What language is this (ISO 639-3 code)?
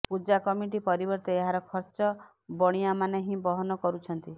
ori